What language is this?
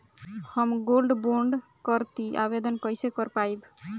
Bhojpuri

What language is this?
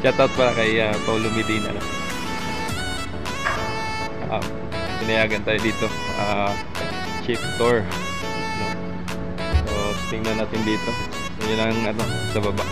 Filipino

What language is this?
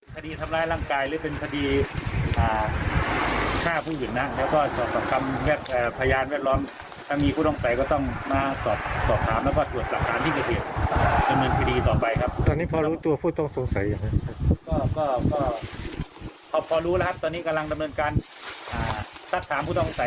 Thai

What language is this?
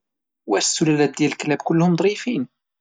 Moroccan Arabic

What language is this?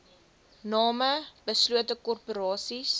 Afrikaans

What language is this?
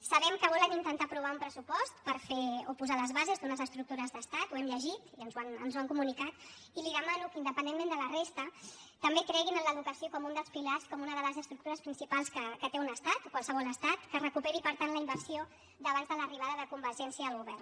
Catalan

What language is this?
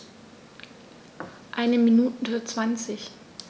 German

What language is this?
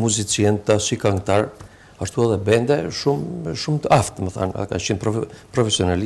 Romanian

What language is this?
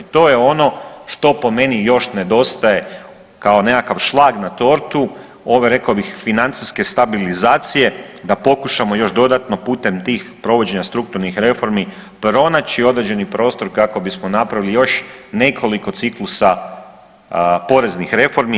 Croatian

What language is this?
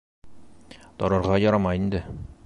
Bashkir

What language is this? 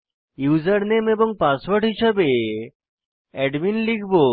Bangla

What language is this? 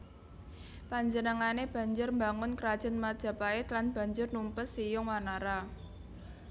Javanese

